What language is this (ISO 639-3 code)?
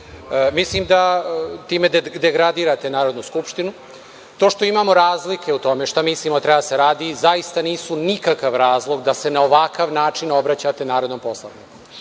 srp